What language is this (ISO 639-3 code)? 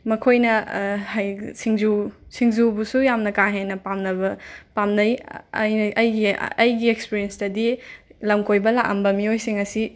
mni